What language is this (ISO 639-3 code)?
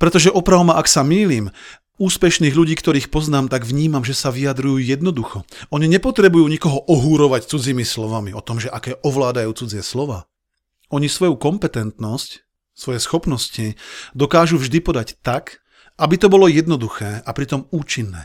slk